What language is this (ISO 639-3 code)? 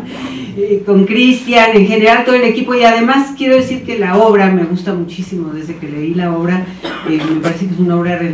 spa